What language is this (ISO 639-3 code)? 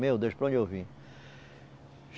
por